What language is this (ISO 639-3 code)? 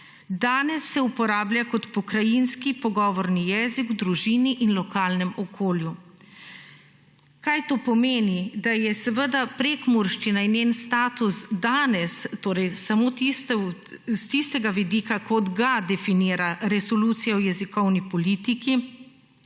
slv